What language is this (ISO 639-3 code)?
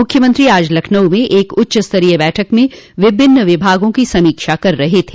hin